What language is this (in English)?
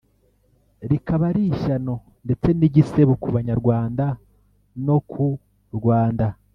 Kinyarwanda